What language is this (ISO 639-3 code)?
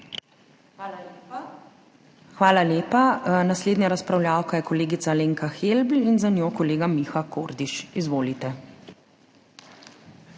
slv